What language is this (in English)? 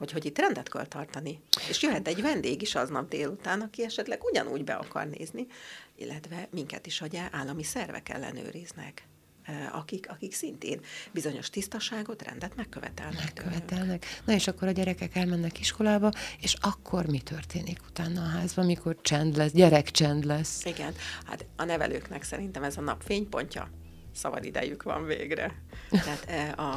Hungarian